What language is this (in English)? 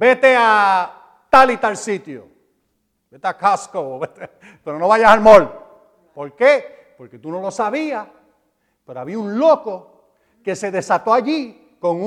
Spanish